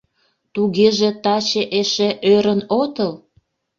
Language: Mari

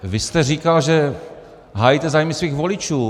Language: Czech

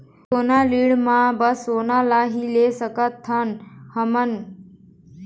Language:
Chhattisgarhi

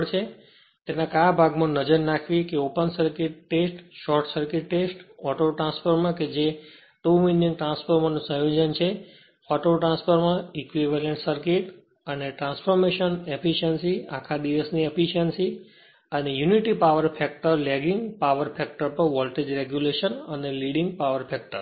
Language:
Gujarati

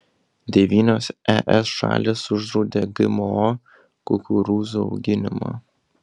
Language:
Lithuanian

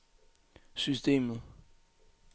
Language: Danish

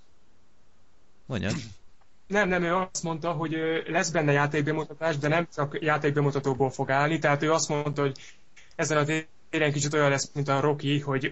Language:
Hungarian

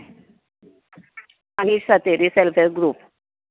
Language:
Konkani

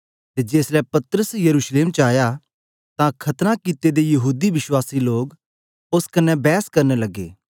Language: Dogri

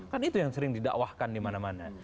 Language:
Indonesian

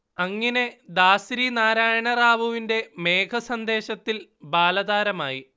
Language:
Malayalam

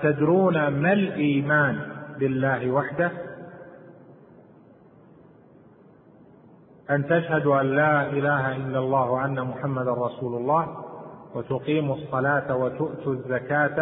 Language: Arabic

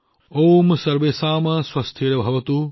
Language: Assamese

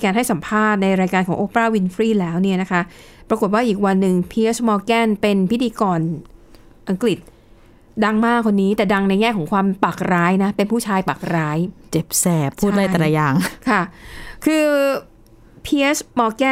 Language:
Thai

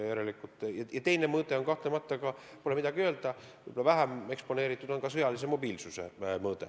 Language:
Estonian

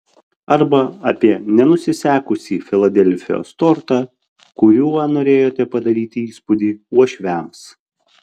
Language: Lithuanian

